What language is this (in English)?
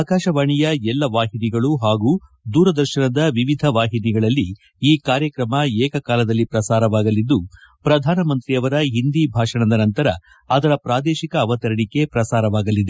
Kannada